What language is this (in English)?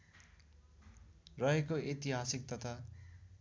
Nepali